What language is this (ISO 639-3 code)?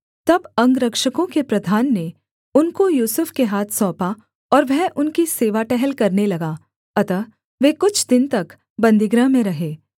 hin